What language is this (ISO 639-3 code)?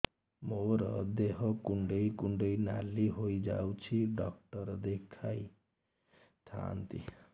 ori